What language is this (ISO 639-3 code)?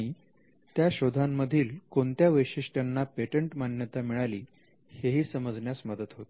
mar